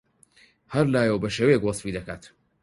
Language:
Central Kurdish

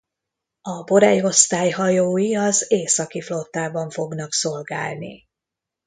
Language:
Hungarian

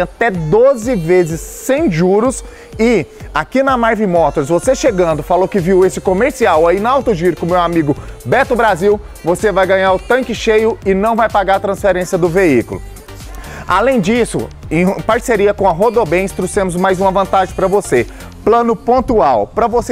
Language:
Portuguese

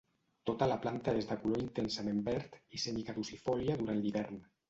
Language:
Catalan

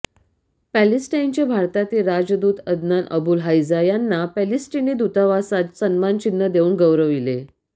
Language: Marathi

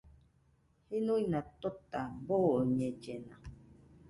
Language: Nüpode Huitoto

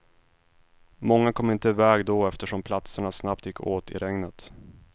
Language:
Swedish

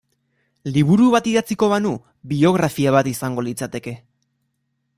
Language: Basque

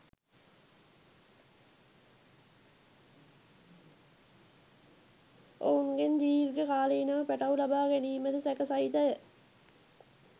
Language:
Sinhala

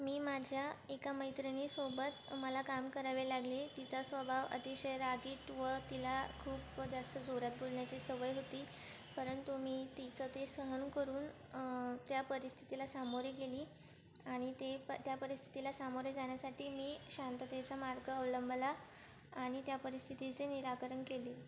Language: Marathi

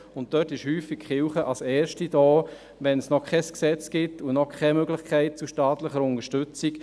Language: Swiss German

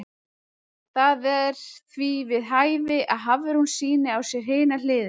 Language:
Icelandic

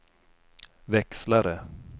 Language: Swedish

